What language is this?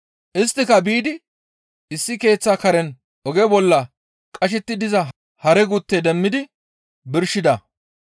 Gamo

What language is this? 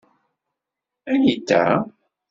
Kabyle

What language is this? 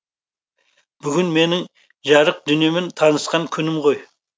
Kazakh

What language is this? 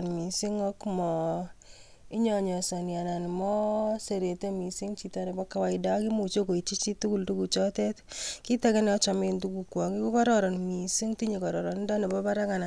Kalenjin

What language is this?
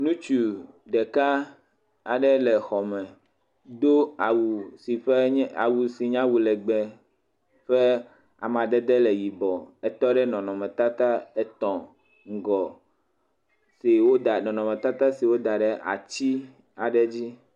Ewe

